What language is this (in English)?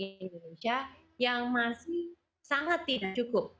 Indonesian